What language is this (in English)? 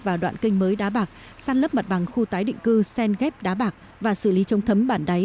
Vietnamese